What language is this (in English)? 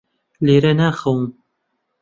Central Kurdish